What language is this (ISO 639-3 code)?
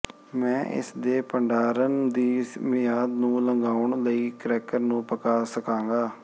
pan